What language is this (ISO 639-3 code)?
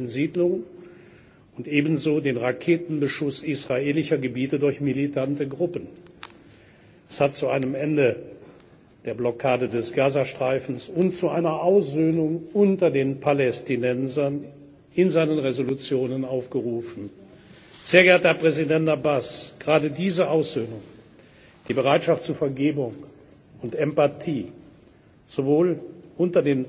deu